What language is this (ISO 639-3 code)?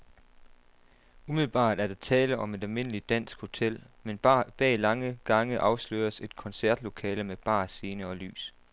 dan